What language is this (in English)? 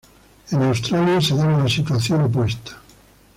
Spanish